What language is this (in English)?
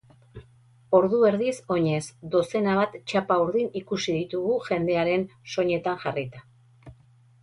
Basque